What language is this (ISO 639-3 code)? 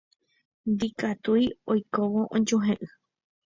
grn